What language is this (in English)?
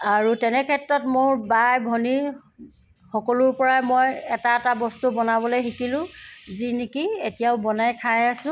Assamese